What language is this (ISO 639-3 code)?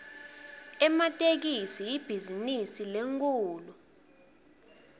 ssw